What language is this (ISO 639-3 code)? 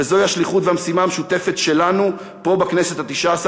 heb